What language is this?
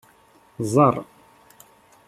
Kabyle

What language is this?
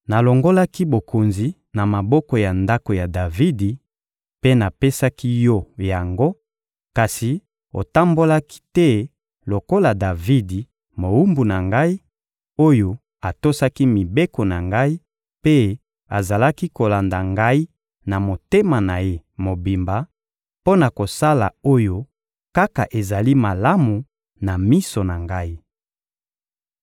Lingala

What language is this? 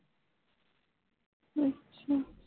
Punjabi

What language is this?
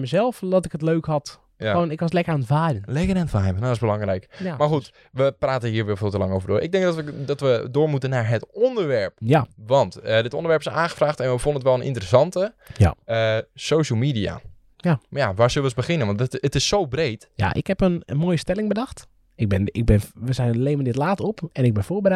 Dutch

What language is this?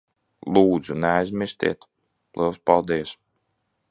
Latvian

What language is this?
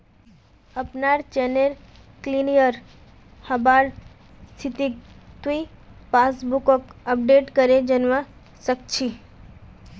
Magahi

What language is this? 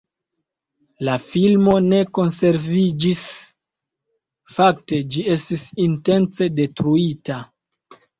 Esperanto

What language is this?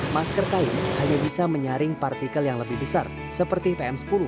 Indonesian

